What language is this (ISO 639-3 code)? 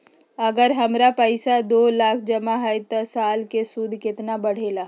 mag